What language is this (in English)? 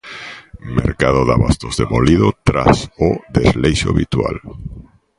Galician